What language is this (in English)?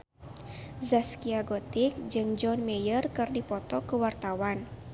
Sundanese